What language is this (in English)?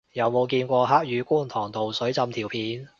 Cantonese